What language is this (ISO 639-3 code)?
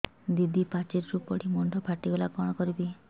ori